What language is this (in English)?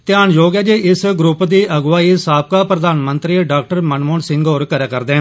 Dogri